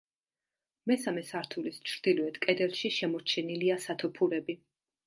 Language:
Georgian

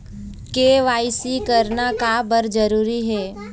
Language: Chhattisgarhi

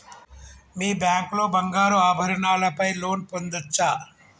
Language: Telugu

